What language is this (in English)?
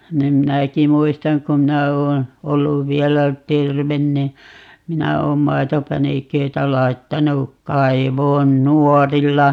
Finnish